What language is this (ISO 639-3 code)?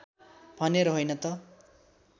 nep